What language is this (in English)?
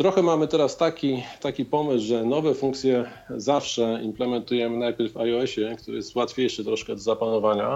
Polish